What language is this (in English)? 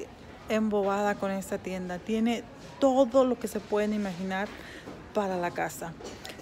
Spanish